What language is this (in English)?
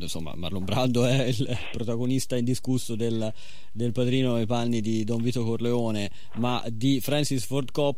Italian